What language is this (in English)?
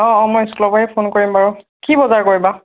Assamese